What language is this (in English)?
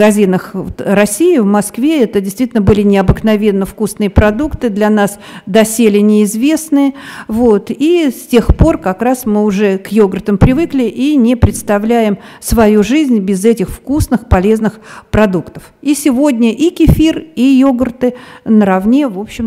Russian